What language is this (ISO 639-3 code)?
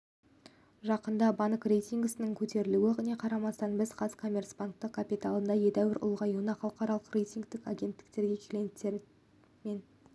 kaz